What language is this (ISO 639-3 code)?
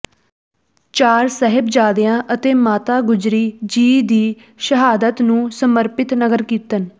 pan